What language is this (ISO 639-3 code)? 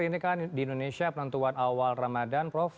ind